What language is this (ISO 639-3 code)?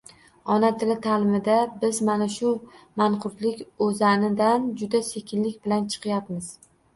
uzb